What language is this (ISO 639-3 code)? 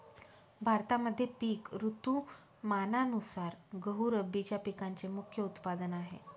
mar